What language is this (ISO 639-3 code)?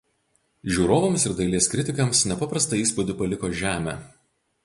lit